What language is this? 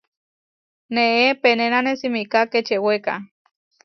Huarijio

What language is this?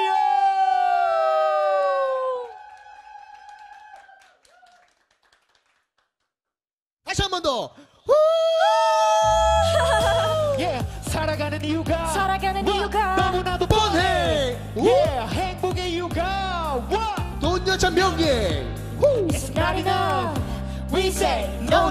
Korean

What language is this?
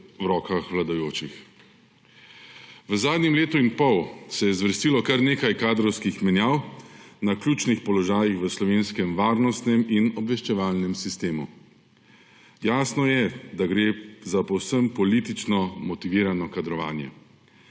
Slovenian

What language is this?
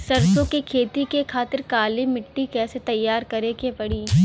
Bhojpuri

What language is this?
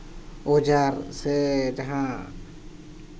Santali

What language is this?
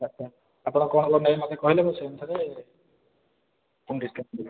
Odia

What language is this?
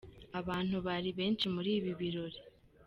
Kinyarwanda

